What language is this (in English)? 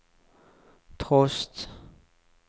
Norwegian